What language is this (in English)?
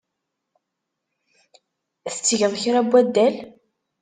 Kabyle